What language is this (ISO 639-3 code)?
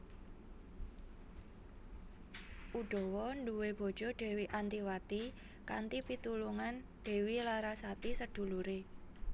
jav